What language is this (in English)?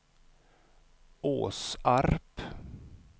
Swedish